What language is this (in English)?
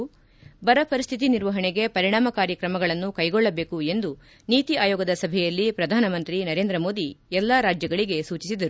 Kannada